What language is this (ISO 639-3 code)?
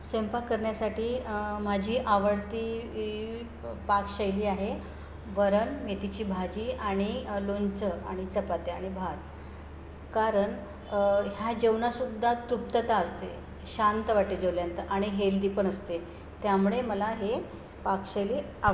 mar